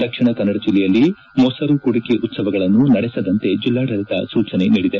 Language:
Kannada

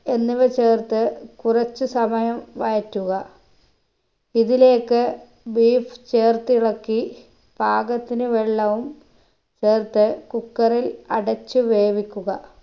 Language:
Malayalam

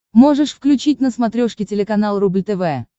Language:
Russian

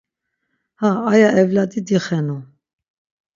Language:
Laz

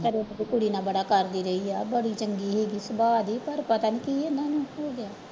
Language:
Punjabi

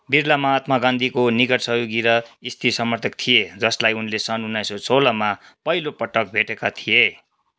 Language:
Nepali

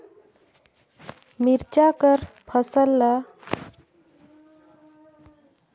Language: Chhattisgarhi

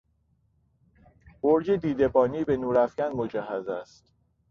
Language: Persian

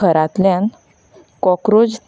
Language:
Konkani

